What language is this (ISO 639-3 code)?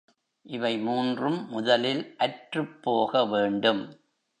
tam